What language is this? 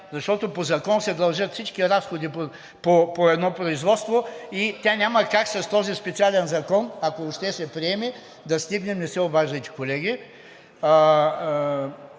Bulgarian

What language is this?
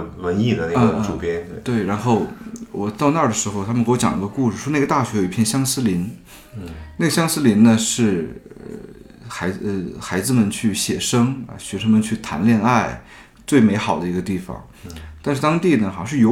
Chinese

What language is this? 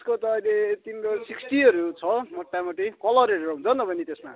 Nepali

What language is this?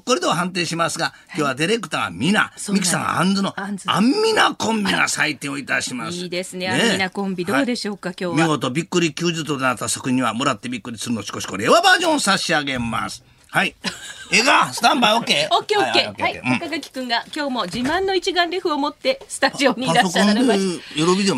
Japanese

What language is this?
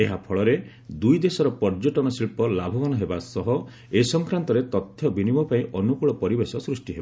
Odia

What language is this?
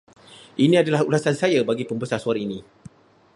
Malay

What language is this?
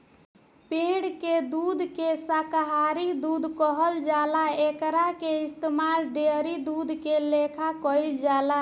Bhojpuri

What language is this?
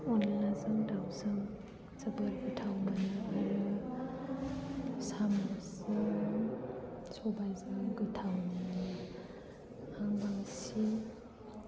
Bodo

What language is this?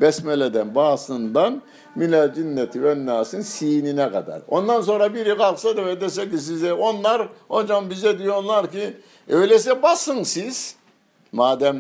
Turkish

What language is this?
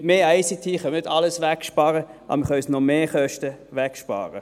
Swiss German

